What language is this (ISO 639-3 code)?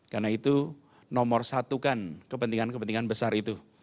ind